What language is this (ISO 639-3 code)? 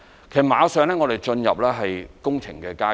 yue